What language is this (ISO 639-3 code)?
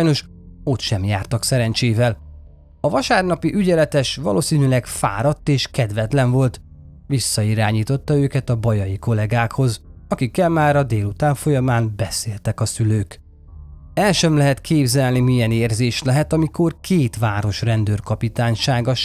hun